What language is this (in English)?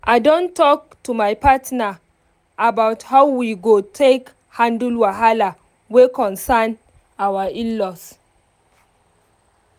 Nigerian Pidgin